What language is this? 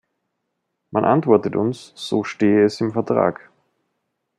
German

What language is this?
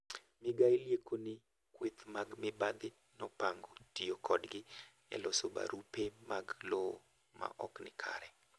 Luo (Kenya and Tanzania)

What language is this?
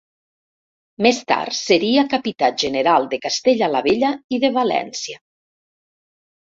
Catalan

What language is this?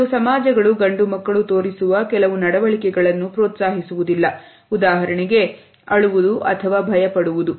Kannada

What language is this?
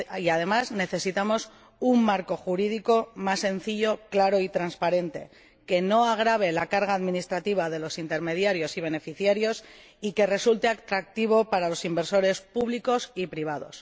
Spanish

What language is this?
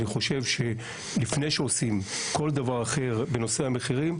Hebrew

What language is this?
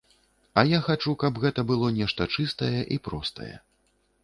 Belarusian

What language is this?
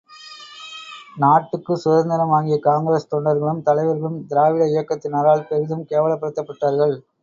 Tamil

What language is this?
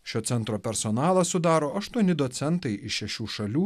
Lithuanian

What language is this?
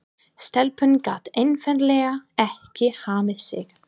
Icelandic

